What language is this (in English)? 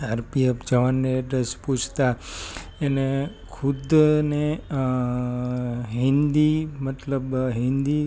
Gujarati